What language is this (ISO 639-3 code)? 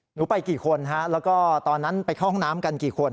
tha